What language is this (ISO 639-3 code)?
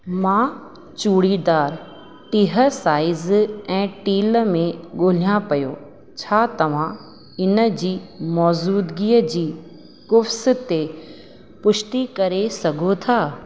snd